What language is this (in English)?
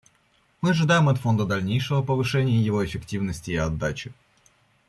Russian